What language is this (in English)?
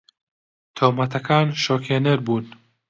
Central Kurdish